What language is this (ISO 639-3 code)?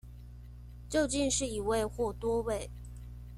zho